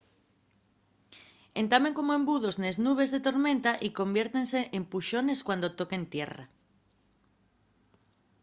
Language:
Asturian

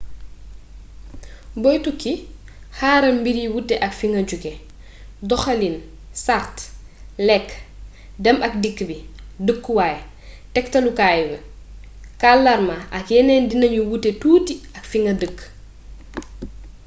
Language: Wolof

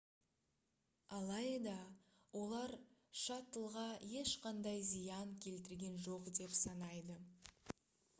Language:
Kazakh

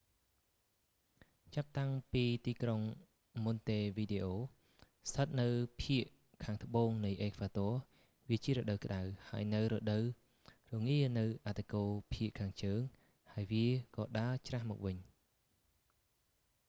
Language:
Khmer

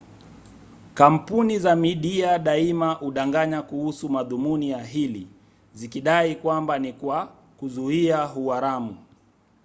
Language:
Swahili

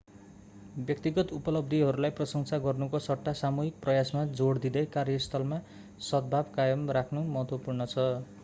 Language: Nepali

